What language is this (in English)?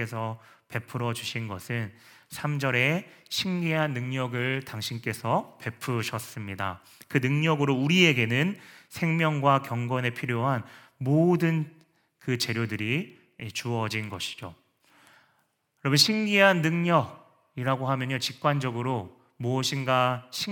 Korean